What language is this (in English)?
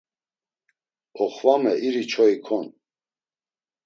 Laz